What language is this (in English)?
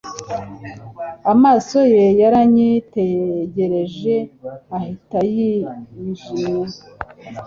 Kinyarwanda